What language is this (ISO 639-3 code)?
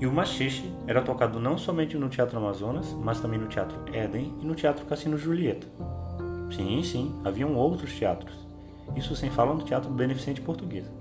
por